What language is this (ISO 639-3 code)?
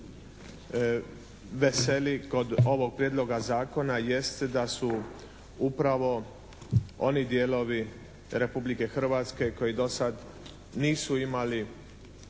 hrv